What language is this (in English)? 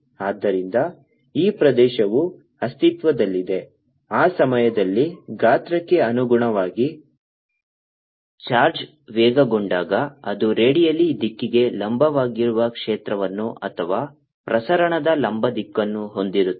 Kannada